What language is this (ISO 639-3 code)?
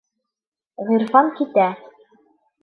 bak